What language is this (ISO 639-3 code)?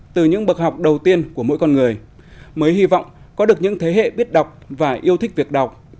vie